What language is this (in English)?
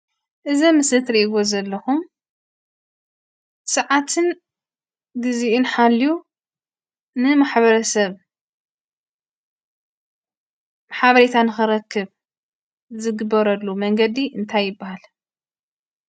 Tigrinya